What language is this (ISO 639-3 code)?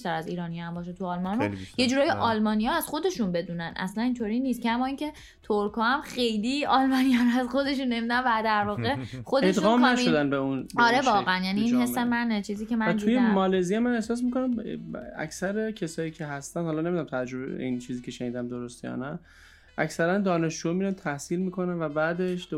fas